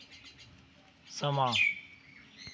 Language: Dogri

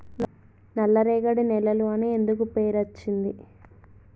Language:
Telugu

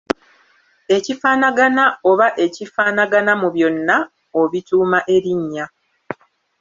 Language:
Ganda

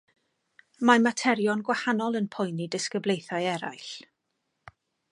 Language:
Welsh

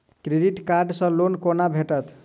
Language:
Maithili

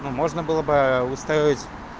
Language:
Russian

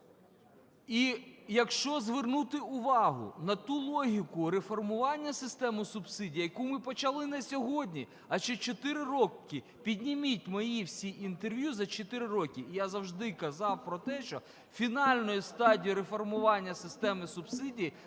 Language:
Ukrainian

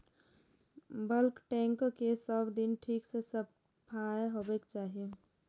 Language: Maithili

